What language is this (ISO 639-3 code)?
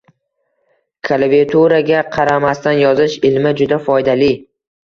uzb